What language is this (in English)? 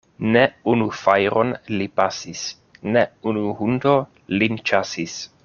Esperanto